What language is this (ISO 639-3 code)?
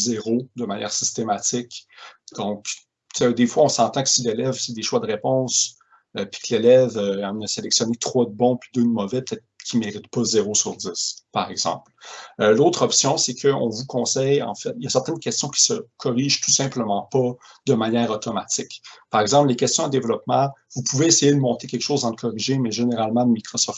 fra